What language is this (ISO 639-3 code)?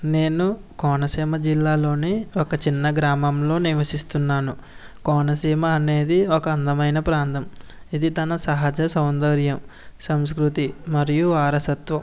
tel